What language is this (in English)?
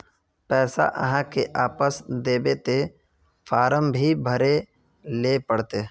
Magahi